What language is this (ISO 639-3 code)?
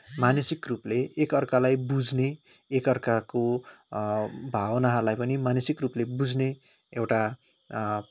nep